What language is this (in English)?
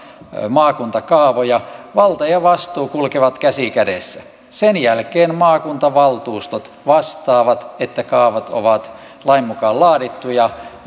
Finnish